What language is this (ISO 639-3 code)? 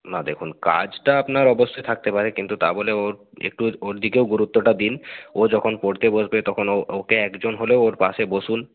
ben